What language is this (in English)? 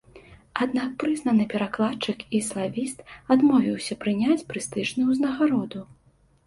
Belarusian